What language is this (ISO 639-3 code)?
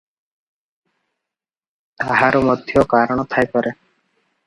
ori